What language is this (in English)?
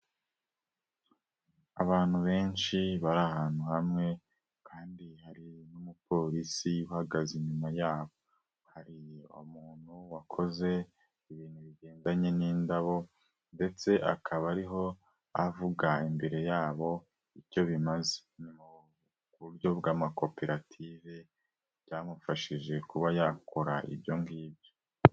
Kinyarwanda